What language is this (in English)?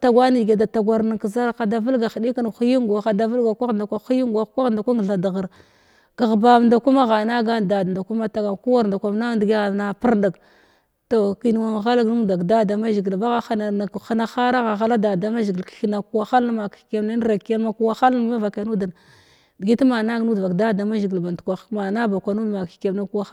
Glavda